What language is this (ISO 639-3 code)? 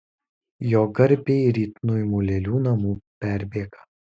lit